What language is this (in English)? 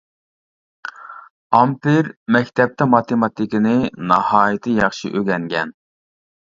Uyghur